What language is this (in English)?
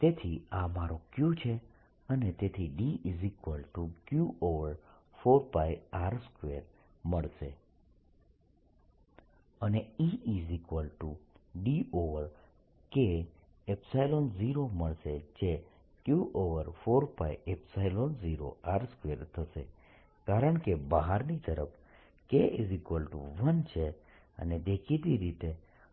Gujarati